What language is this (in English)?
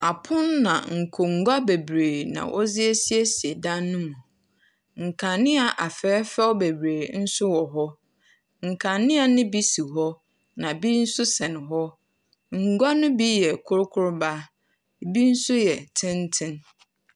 Akan